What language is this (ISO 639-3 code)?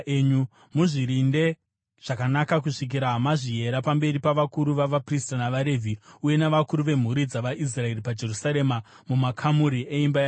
sna